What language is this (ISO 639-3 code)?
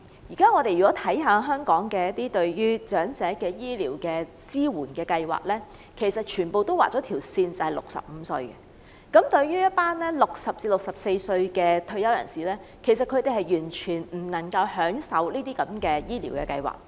yue